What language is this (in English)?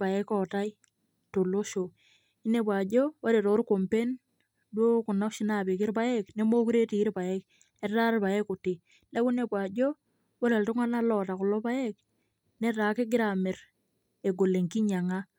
Masai